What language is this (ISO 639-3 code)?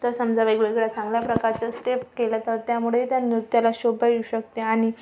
mar